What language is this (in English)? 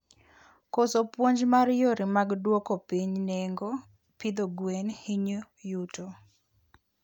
Luo (Kenya and Tanzania)